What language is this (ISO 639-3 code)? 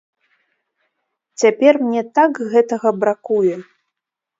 bel